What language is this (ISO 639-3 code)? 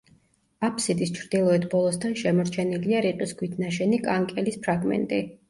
kat